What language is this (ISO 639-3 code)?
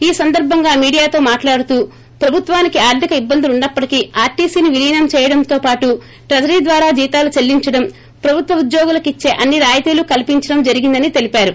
tel